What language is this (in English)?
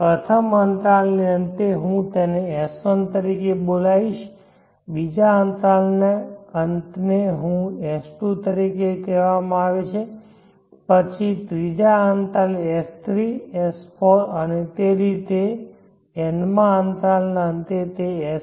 Gujarati